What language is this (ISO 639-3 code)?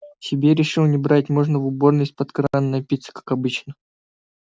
rus